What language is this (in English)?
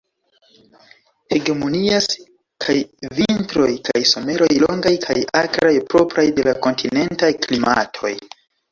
Esperanto